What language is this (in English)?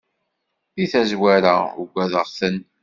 Kabyle